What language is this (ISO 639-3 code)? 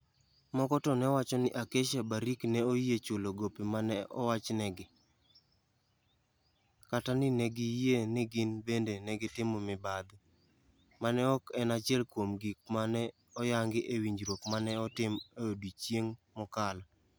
luo